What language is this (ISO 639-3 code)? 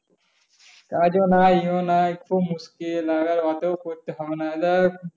ben